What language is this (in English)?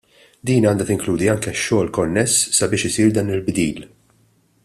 Maltese